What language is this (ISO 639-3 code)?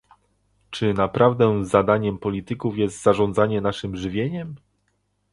pol